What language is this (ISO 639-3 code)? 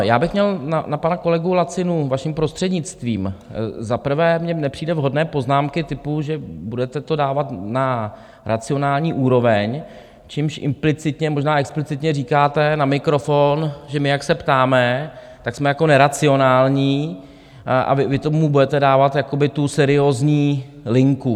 ces